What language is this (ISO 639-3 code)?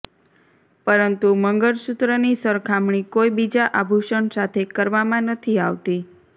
guj